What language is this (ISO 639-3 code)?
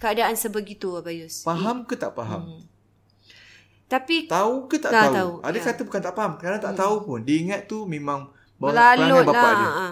msa